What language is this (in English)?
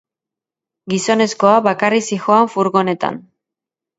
Basque